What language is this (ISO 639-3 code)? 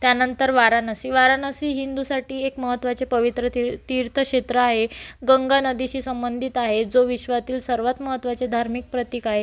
mar